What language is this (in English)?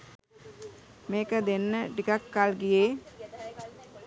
Sinhala